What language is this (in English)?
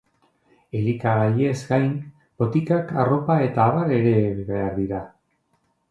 Basque